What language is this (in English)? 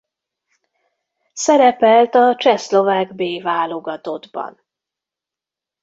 Hungarian